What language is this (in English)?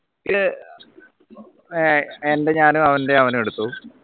Malayalam